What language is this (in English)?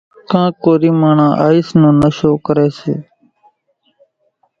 Kachi Koli